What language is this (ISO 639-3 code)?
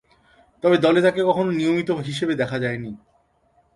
ben